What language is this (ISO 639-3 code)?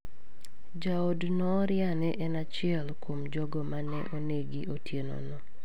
luo